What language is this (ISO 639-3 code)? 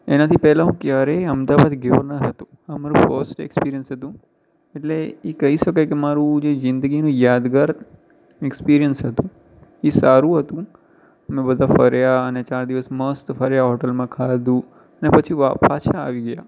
guj